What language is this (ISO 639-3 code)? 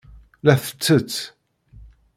kab